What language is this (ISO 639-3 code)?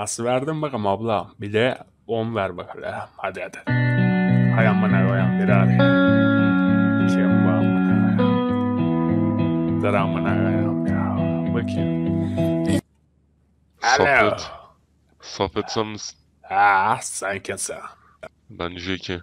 tur